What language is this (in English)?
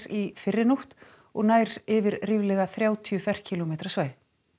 Icelandic